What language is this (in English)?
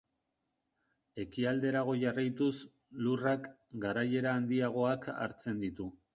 Basque